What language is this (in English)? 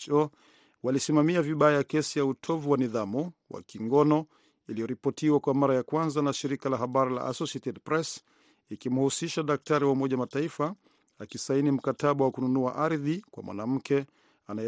Swahili